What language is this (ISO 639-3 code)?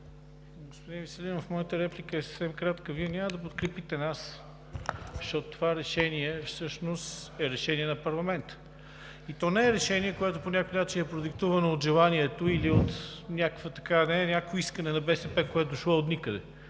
bul